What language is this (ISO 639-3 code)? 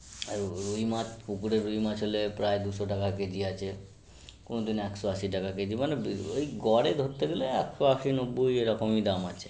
ben